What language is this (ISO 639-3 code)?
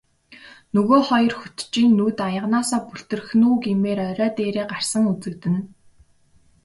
mon